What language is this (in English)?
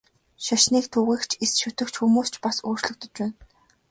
Mongolian